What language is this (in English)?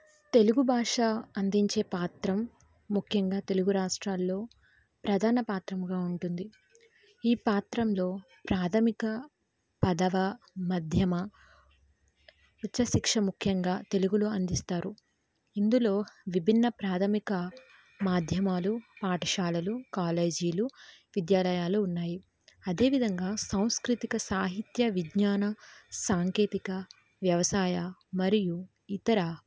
Telugu